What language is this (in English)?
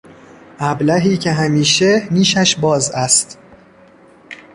Persian